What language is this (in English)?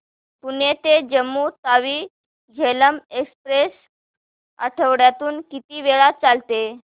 Marathi